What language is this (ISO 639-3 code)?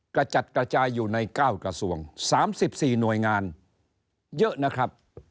tha